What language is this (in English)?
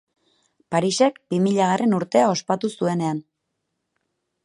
Basque